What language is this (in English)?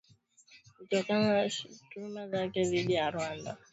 Swahili